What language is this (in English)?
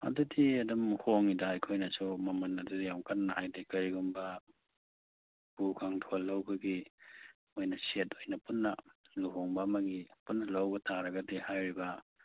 Manipuri